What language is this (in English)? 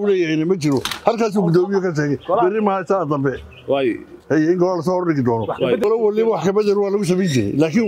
Arabic